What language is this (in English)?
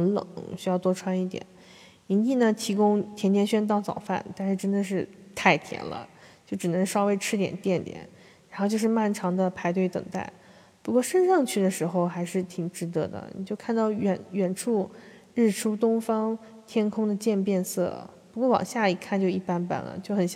Chinese